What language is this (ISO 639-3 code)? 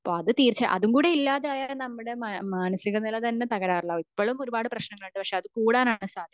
mal